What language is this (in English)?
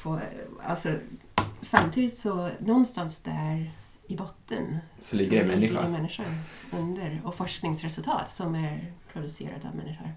Swedish